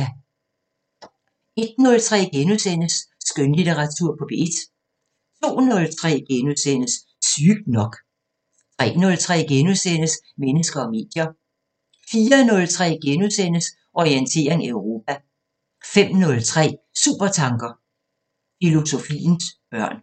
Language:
Danish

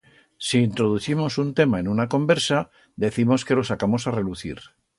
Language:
Aragonese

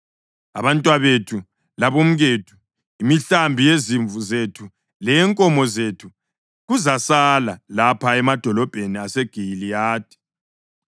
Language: North Ndebele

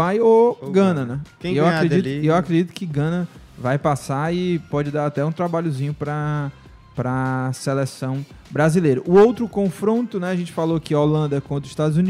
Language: Portuguese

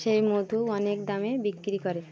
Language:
Bangla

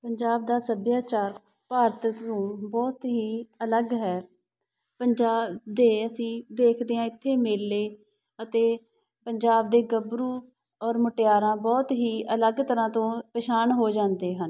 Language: Punjabi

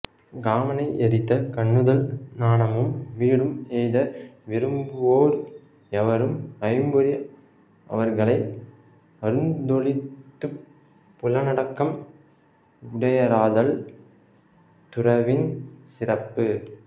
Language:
Tamil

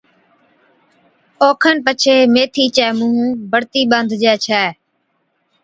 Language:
Od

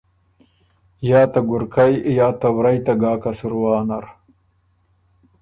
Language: Ormuri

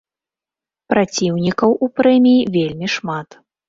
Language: Belarusian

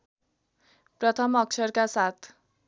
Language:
Nepali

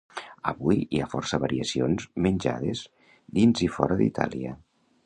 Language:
Catalan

